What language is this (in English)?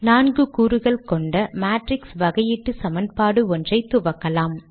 Tamil